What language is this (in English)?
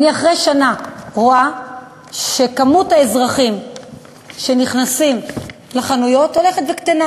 Hebrew